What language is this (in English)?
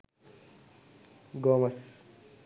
Sinhala